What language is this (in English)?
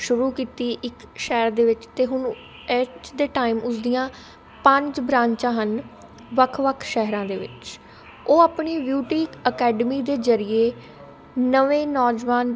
Punjabi